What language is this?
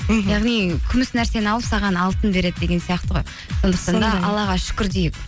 Kazakh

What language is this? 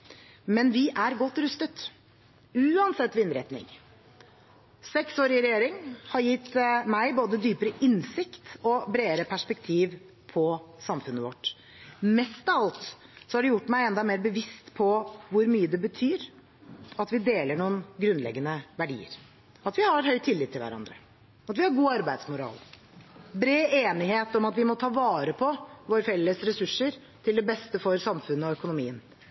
Norwegian Bokmål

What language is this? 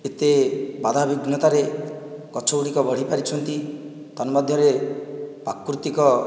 Odia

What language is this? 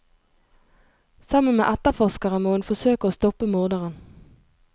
Norwegian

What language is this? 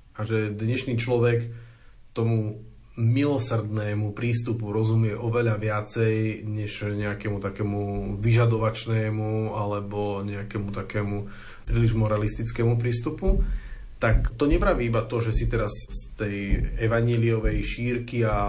Slovak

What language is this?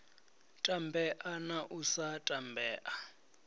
Venda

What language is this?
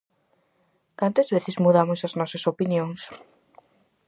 Galician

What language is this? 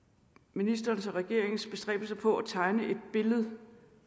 Danish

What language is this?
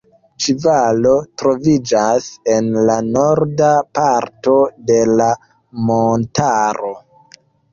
Esperanto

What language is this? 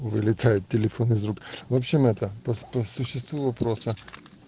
Russian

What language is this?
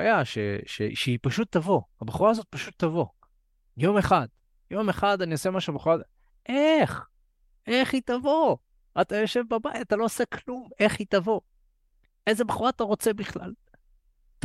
Hebrew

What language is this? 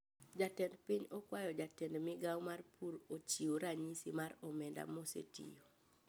Luo (Kenya and Tanzania)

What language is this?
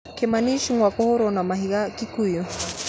Kikuyu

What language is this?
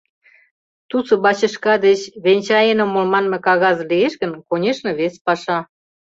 Mari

